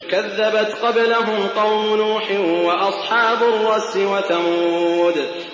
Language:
Arabic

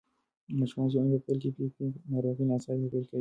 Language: Pashto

